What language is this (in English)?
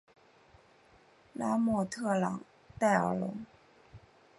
Chinese